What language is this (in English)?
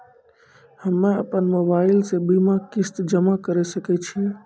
Maithili